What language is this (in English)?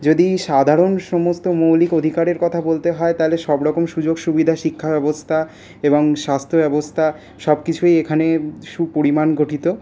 Bangla